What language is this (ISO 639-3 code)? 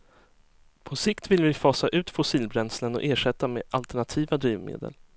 swe